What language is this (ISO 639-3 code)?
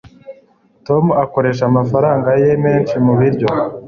kin